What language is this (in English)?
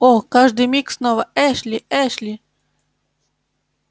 Russian